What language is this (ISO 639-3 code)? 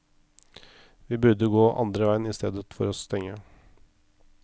nor